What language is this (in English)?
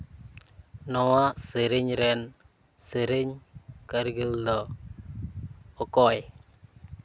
Santali